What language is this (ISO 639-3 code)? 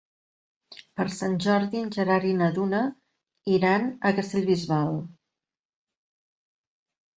cat